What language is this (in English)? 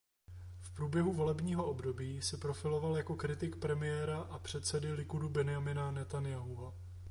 Czech